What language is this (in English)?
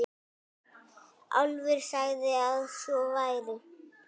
Icelandic